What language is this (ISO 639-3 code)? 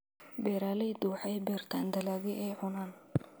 som